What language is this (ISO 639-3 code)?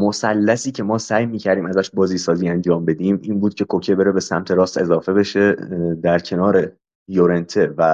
fas